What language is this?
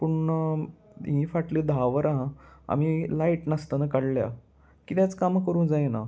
Konkani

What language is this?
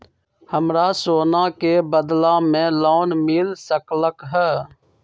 Magahi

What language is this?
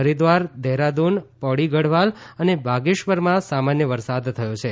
Gujarati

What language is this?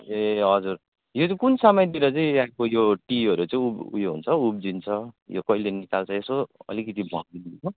Nepali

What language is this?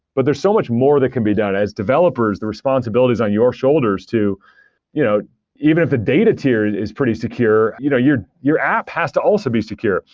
English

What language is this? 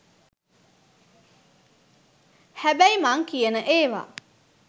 Sinhala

